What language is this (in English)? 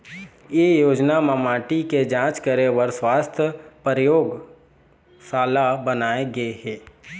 Chhattisgarhi